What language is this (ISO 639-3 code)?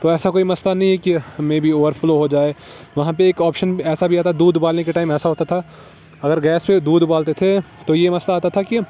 urd